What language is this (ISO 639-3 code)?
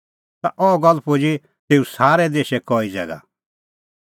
kfx